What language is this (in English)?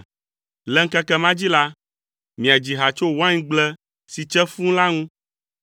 Ewe